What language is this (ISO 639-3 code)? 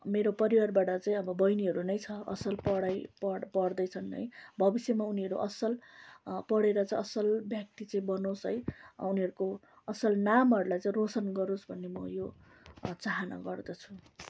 nep